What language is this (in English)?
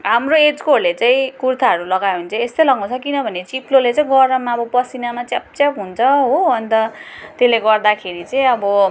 Nepali